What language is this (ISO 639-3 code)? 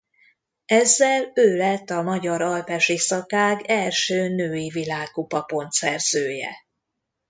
hun